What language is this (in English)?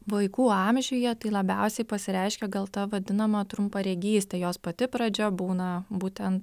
Lithuanian